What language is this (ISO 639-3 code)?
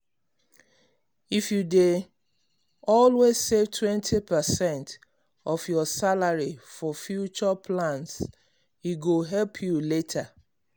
pcm